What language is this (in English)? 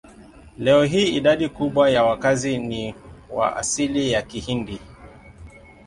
Swahili